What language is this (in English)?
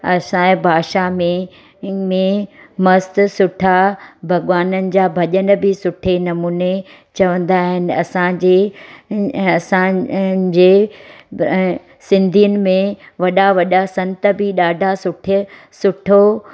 Sindhi